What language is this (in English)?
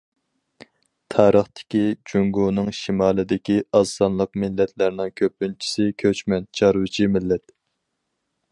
Uyghur